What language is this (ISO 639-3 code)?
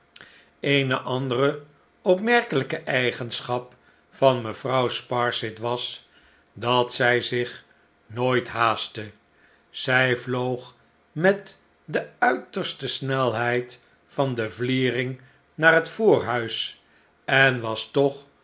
nld